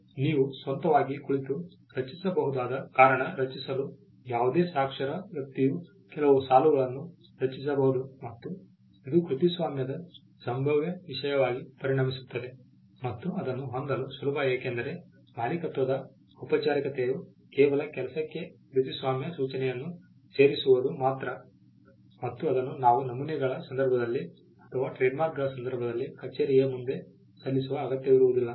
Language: Kannada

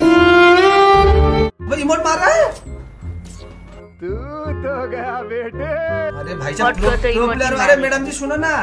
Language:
Hindi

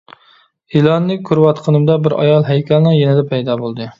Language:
Uyghur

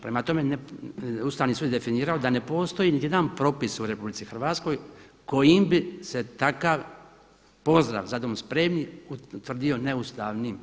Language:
Croatian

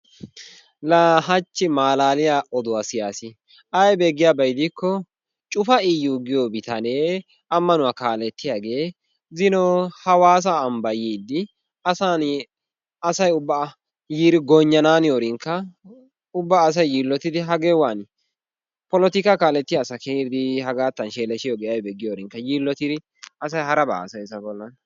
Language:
Wolaytta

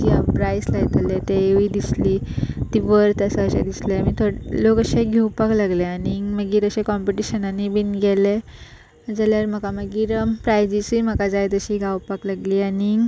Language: Konkani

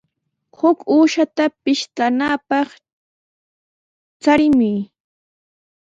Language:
Sihuas Ancash Quechua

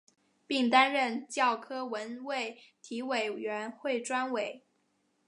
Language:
Chinese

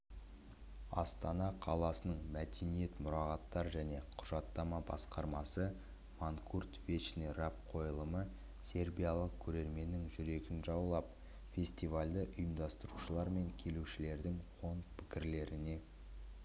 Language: Kazakh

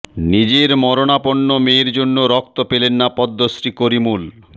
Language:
Bangla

